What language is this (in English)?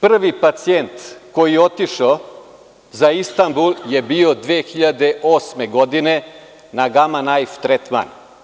Serbian